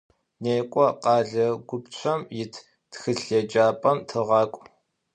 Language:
Adyghe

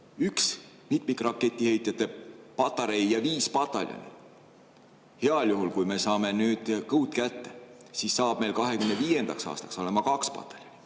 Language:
Estonian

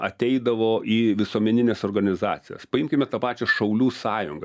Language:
Lithuanian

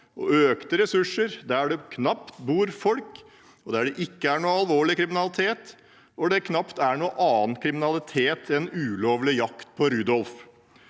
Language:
Norwegian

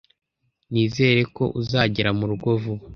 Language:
Kinyarwanda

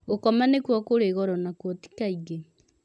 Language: Kikuyu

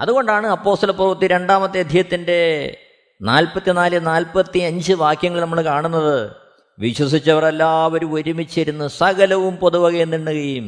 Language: Malayalam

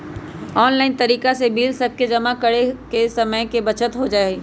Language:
Magahi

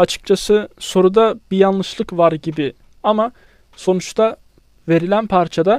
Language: Turkish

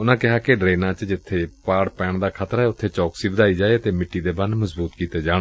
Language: Punjabi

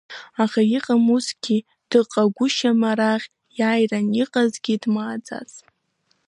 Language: Abkhazian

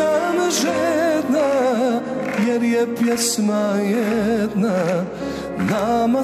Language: Arabic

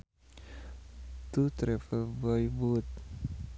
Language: Sundanese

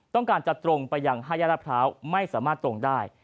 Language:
Thai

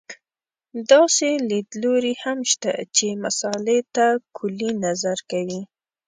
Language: Pashto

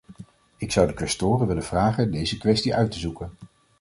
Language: Dutch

